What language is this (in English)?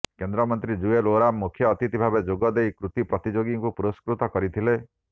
Odia